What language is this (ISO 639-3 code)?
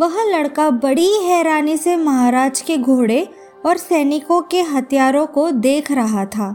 hin